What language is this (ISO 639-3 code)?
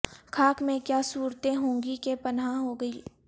urd